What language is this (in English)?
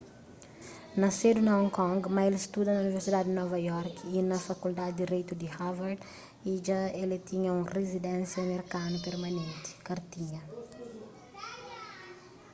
Kabuverdianu